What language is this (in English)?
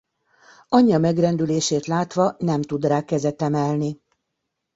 Hungarian